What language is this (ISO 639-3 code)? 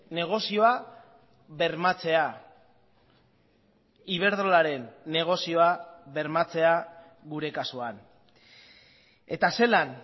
eus